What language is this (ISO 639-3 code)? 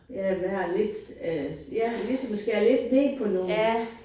dan